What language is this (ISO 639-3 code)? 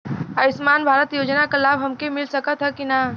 bho